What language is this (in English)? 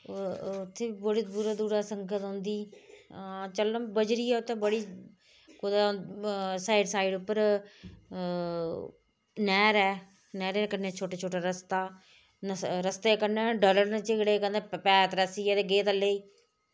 Dogri